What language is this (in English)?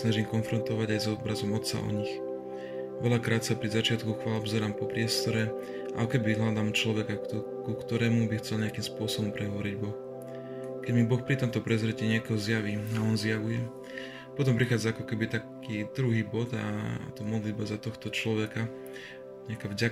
Slovak